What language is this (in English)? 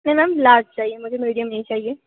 Hindi